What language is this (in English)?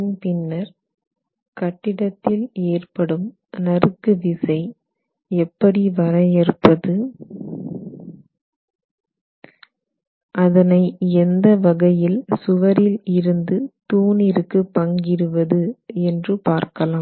Tamil